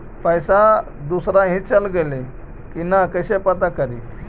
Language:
Magahi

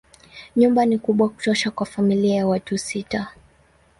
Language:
Swahili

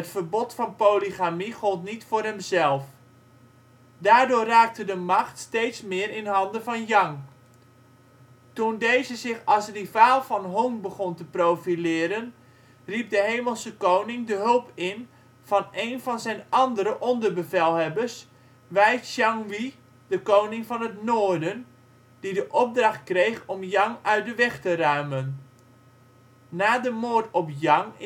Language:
Dutch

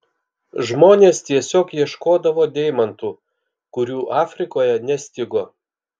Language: Lithuanian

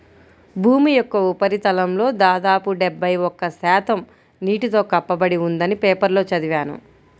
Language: Telugu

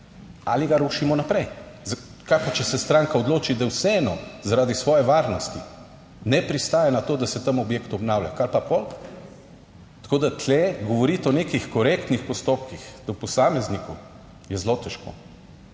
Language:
Slovenian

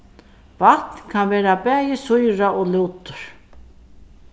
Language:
Faroese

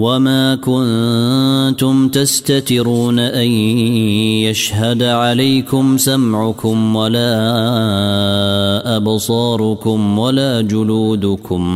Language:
Arabic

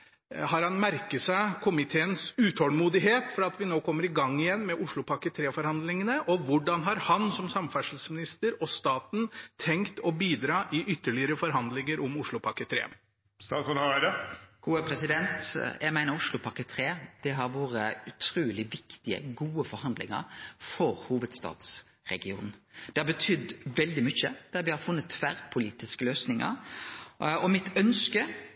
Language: Norwegian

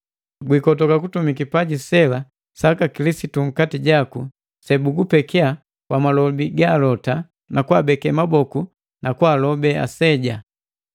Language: Matengo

